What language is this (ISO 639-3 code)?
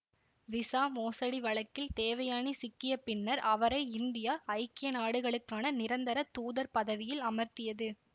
tam